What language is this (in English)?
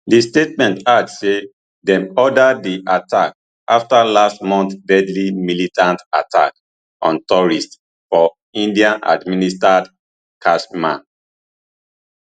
Nigerian Pidgin